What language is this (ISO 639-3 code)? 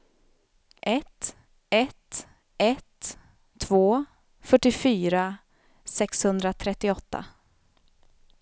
swe